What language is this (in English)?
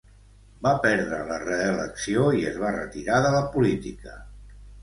Catalan